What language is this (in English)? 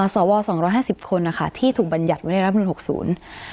Thai